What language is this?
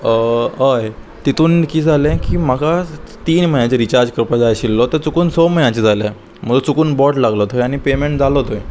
Konkani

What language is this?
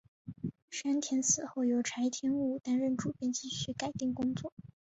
Chinese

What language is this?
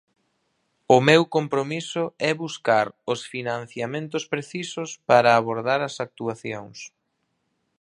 Galician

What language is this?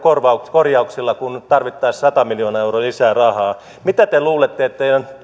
Finnish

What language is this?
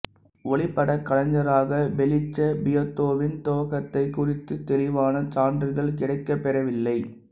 Tamil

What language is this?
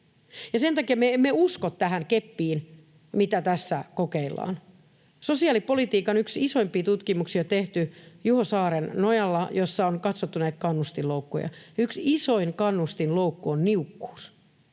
Finnish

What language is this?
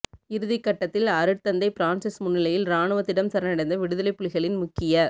Tamil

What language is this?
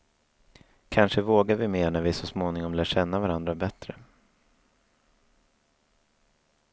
Swedish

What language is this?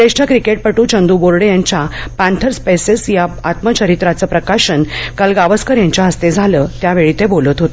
Marathi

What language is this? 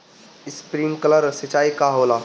Bhojpuri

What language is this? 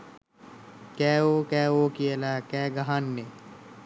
Sinhala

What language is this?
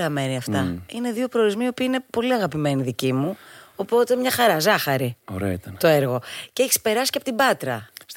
Greek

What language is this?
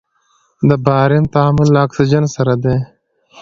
Pashto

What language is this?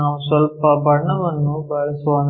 Kannada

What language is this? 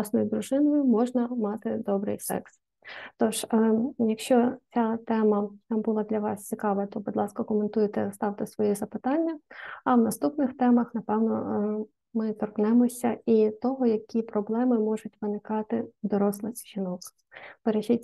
Ukrainian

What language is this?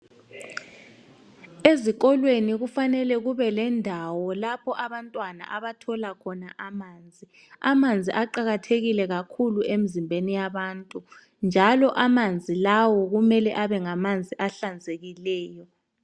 North Ndebele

